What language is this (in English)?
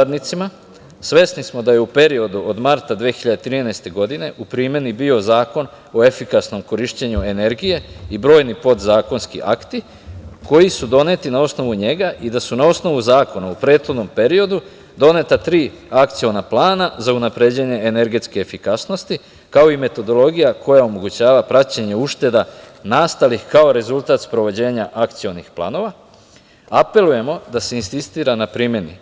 Serbian